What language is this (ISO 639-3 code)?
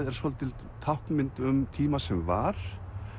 isl